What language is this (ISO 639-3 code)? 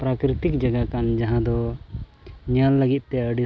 sat